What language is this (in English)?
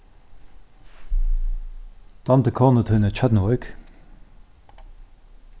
Faroese